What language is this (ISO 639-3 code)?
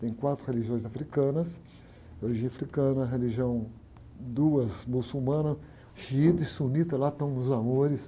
por